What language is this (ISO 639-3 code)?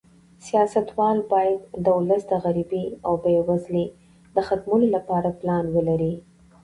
pus